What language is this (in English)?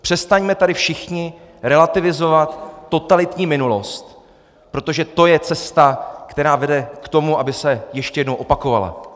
Czech